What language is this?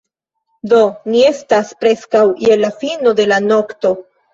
Esperanto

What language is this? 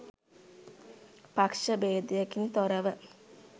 Sinhala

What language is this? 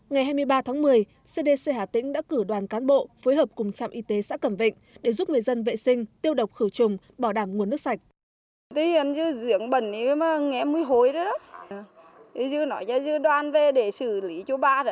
Vietnamese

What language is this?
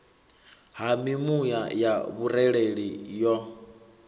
Venda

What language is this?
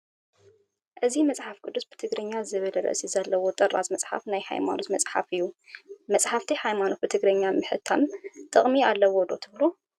Tigrinya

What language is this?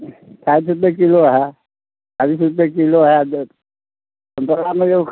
Maithili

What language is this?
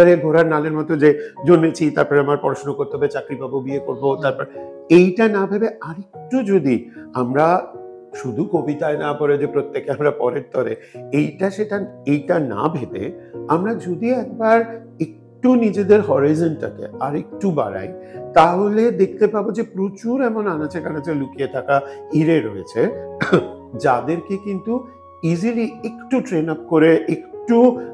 Bangla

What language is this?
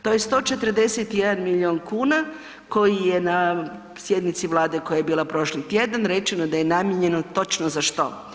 Croatian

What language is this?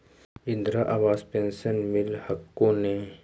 Magahi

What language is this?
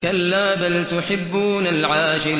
Arabic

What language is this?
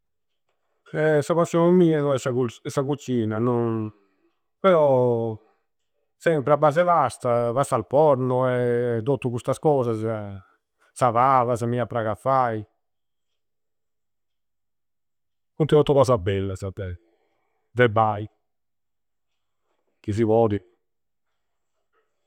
Campidanese Sardinian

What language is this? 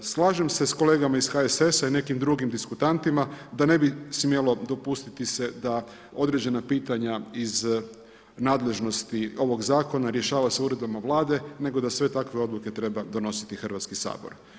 Croatian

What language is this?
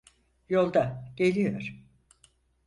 Turkish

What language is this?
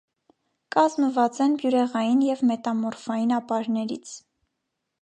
Armenian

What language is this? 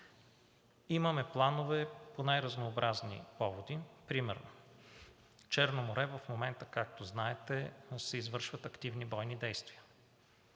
Bulgarian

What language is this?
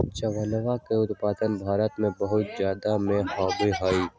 Magahi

